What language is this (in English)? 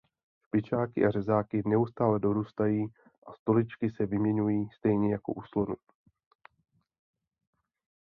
Czech